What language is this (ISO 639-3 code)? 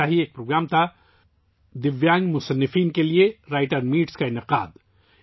urd